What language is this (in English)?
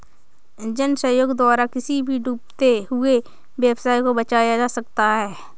Hindi